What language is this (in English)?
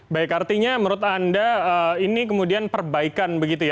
Indonesian